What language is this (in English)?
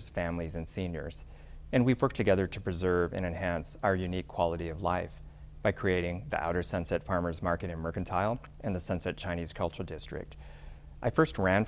English